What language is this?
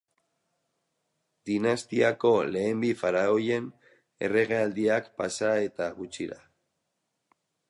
Basque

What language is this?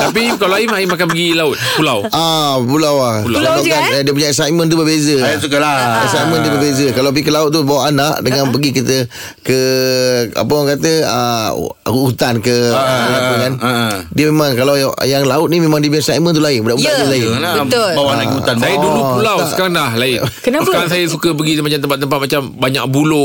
Malay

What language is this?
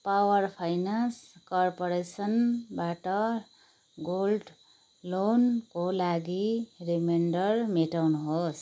Nepali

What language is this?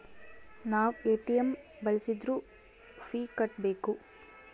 Kannada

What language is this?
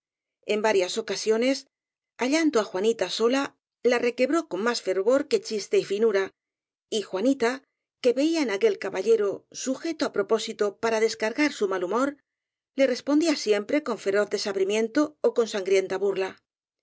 Spanish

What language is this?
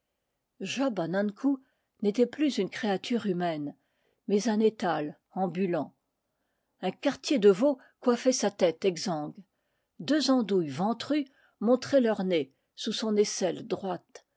French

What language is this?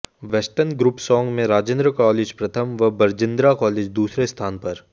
Hindi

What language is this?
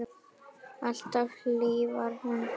Icelandic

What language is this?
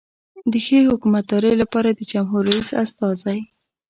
Pashto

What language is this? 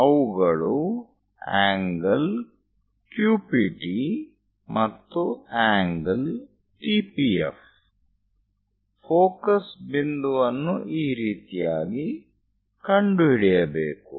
Kannada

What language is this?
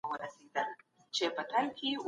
Pashto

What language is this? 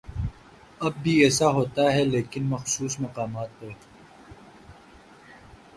Urdu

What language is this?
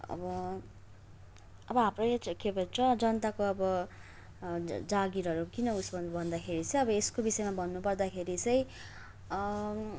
Nepali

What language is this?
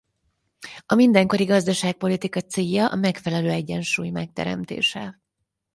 Hungarian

